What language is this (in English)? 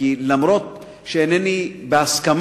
Hebrew